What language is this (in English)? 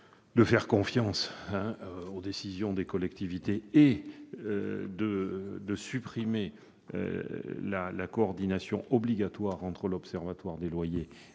French